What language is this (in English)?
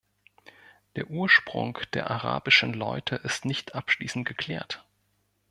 German